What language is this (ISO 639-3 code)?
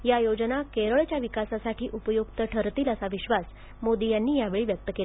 mar